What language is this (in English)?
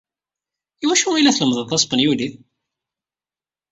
Kabyle